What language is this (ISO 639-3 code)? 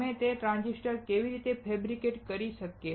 guj